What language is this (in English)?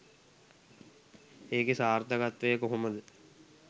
Sinhala